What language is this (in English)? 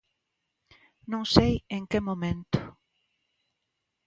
Galician